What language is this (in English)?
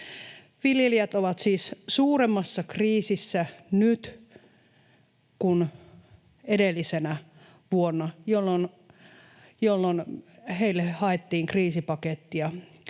Finnish